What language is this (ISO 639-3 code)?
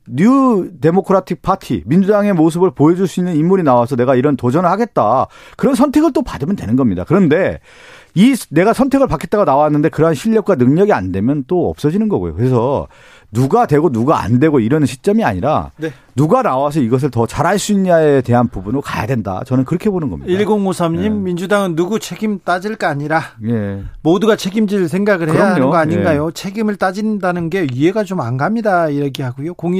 kor